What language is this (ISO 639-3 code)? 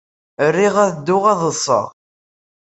kab